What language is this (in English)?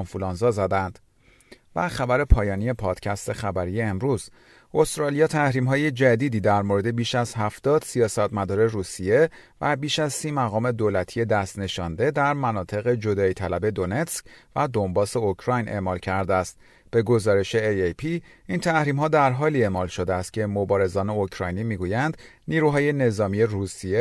Persian